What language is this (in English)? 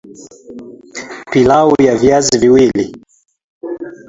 Swahili